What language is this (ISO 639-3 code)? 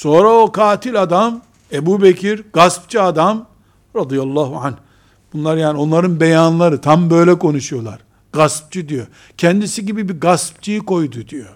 tur